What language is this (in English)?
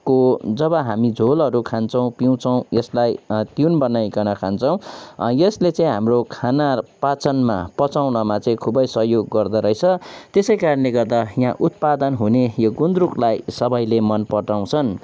Nepali